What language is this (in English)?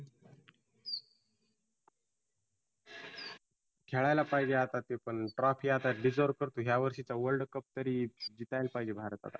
Marathi